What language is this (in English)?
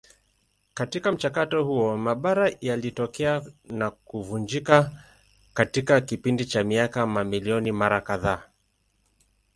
Swahili